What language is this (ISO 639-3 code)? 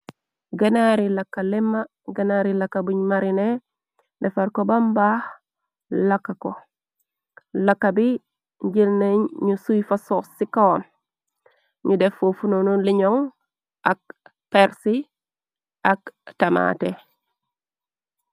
wol